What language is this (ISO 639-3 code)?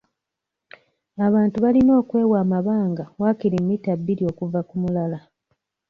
lug